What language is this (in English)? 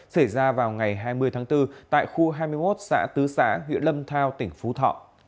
Vietnamese